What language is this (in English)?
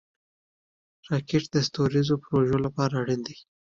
Pashto